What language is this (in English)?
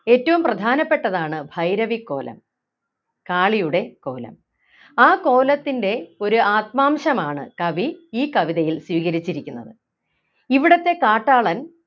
Malayalam